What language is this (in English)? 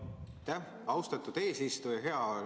Estonian